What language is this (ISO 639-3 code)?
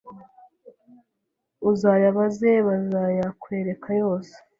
kin